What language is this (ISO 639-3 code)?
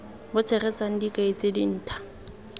tsn